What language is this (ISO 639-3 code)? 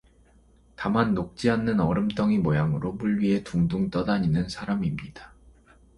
kor